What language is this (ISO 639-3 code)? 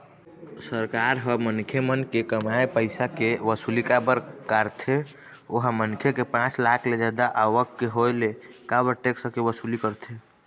hne